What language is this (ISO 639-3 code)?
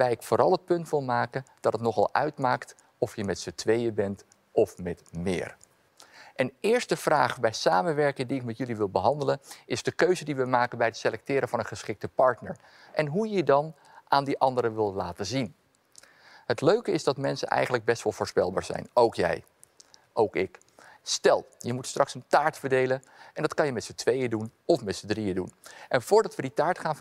nld